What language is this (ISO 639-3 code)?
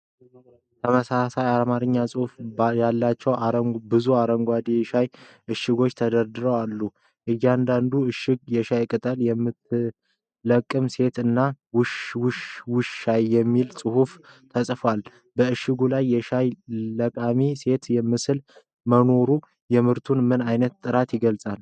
amh